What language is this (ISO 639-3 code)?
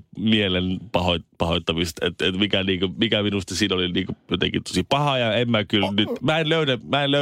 fin